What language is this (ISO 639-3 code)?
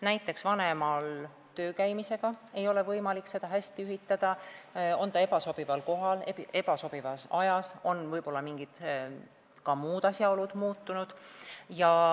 est